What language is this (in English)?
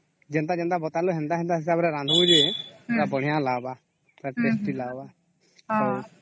Odia